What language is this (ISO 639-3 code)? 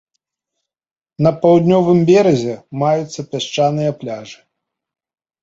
bel